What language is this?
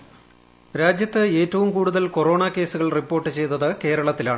Malayalam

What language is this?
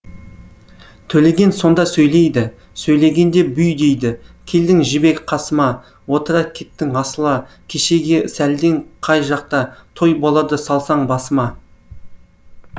Kazakh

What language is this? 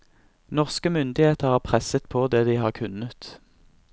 Norwegian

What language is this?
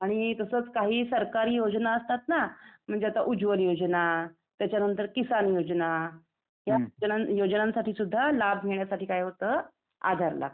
Marathi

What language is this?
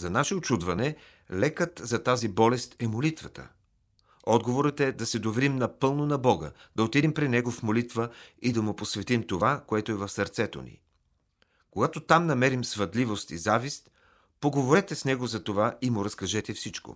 Bulgarian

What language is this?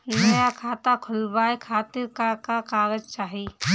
Bhojpuri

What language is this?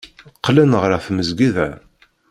Kabyle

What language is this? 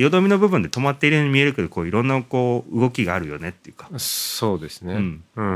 Japanese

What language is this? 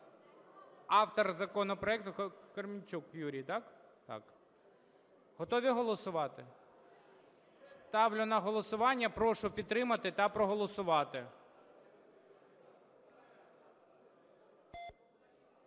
Ukrainian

